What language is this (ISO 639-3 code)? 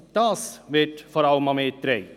gsw